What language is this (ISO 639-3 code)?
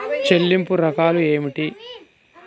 tel